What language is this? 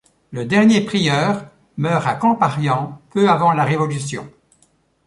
French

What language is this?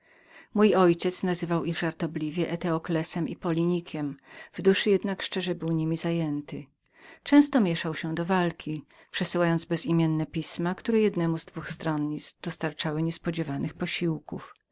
Polish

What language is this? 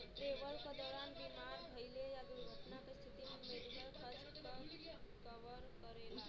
Bhojpuri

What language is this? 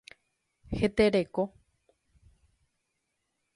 Guarani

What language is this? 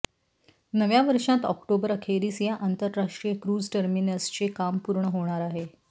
Marathi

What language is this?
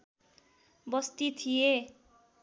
Nepali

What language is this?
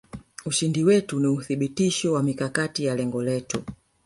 Swahili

